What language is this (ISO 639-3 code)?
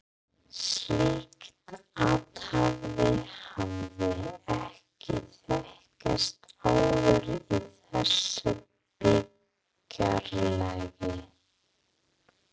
isl